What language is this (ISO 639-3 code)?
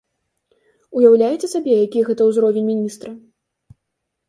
bel